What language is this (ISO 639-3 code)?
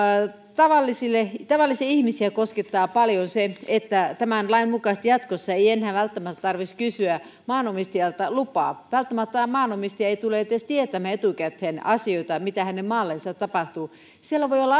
fin